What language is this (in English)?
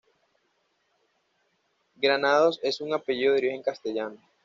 Spanish